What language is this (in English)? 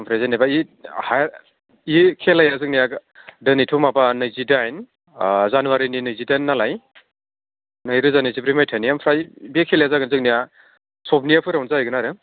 Bodo